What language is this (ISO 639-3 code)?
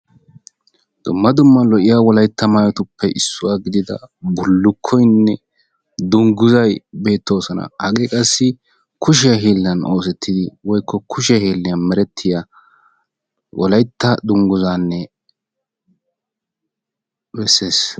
wal